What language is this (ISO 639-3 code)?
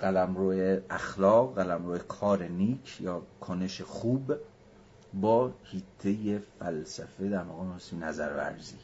fas